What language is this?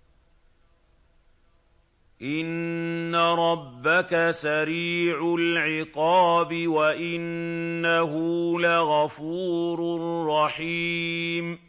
Arabic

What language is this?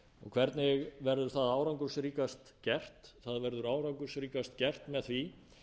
Icelandic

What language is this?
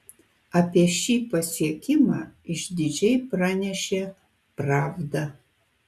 Lithuanian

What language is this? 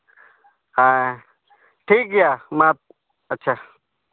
Santali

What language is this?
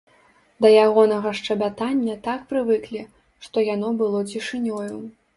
Belarusian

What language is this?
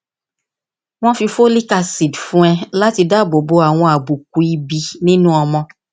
Yoruba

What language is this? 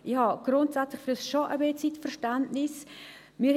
Swiss German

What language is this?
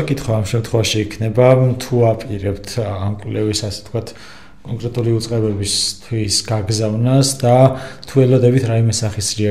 Romanian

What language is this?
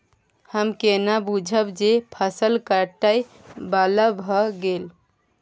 Maithili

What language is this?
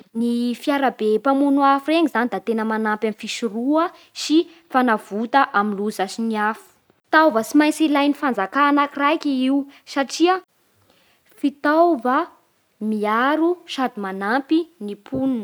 Bara Malagasy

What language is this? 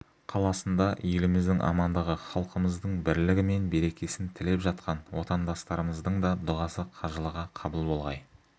Kazakh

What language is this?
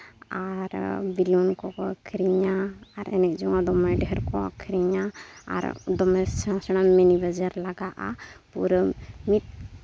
Santali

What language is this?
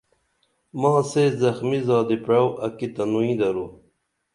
Dameli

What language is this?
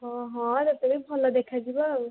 Odia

